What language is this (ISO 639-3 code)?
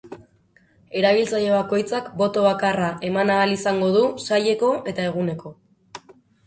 eus